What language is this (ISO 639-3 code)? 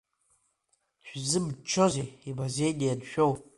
abk